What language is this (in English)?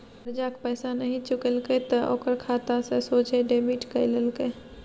Maithili